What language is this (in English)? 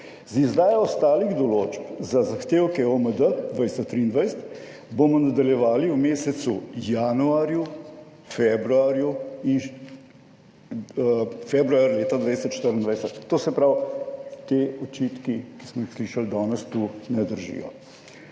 Slovenian